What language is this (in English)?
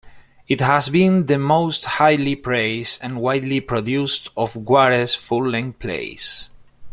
English